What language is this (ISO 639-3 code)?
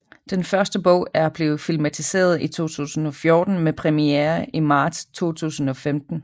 dan